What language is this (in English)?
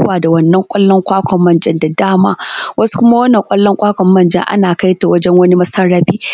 Hausa